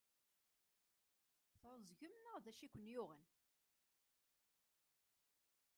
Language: Kabyle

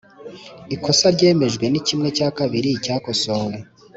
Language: Kinyarwanda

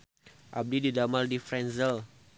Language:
Sundanese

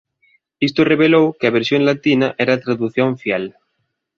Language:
Galician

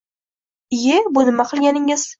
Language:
Uzbek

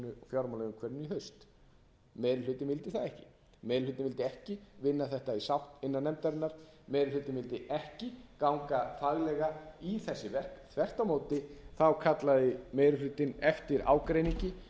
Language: Icelandic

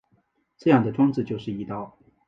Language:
Chinese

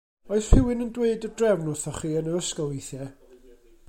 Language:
Welsh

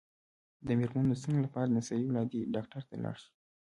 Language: Pashto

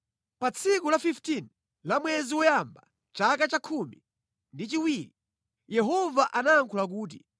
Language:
Nyanja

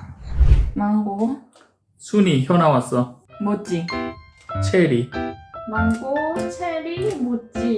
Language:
Korean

